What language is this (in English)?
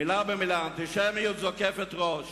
Hebrew